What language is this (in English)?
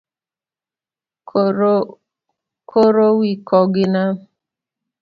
Luo (Kenya and Tanzania)